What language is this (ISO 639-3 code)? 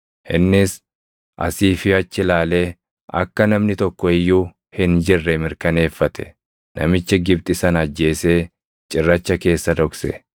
orm